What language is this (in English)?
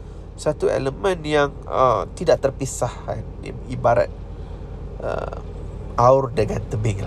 Malay